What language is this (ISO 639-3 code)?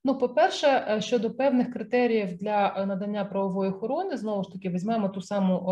ukr